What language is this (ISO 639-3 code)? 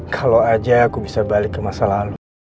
ind